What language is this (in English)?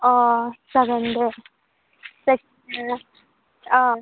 Bodo